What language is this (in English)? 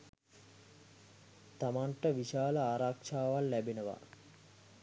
Sinhala